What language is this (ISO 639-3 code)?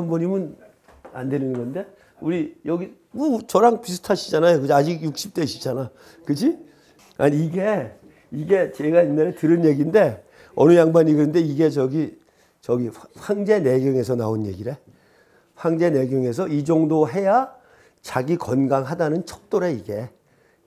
kor